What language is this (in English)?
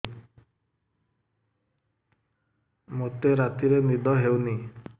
Odia